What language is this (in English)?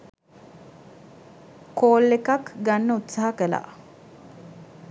Sinhala